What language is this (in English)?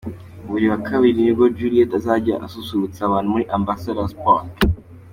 Kinyarwanda